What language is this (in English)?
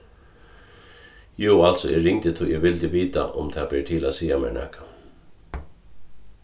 Faroese